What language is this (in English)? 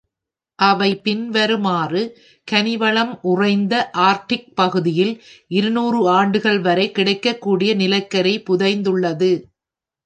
Tamil